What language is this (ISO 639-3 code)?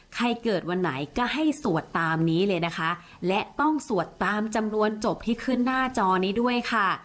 tha